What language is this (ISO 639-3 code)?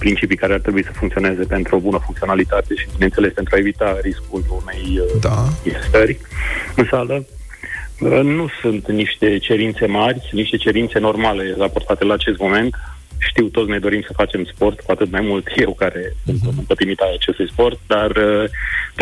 ron